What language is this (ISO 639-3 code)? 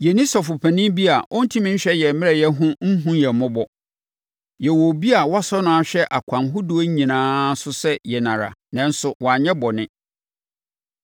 aka